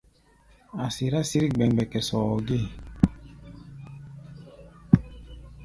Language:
Gbaya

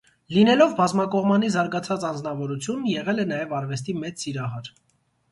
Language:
Armenian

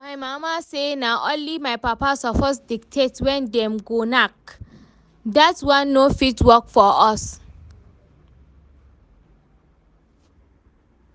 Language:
Nigerian Pidgin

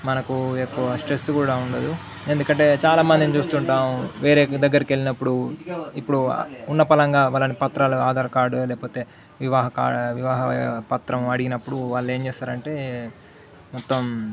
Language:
Telugu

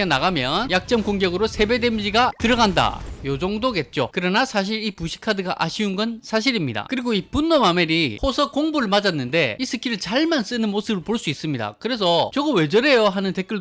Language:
Korean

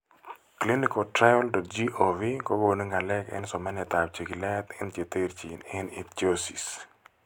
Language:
Kalenjin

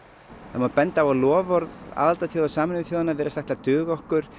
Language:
Icelandic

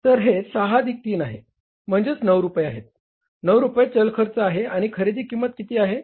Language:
Marathi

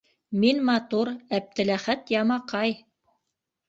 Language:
Bashkir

